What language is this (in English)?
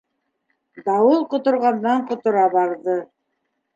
Bashkir